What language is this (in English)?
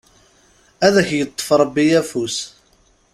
Kabyle